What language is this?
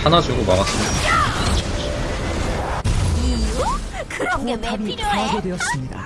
Korean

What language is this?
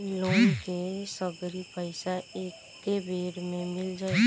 Bhojpuri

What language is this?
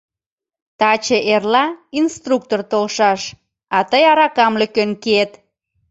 Mari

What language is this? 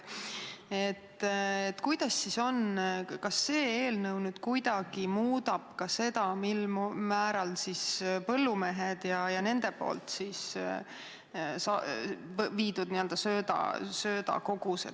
Estonian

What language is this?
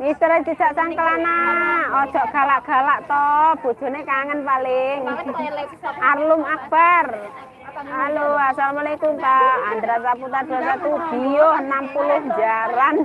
Indonesian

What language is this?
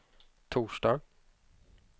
Swedish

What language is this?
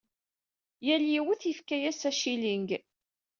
Kabyle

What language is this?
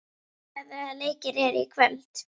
Icelandic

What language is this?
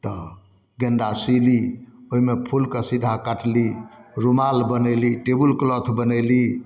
Maithili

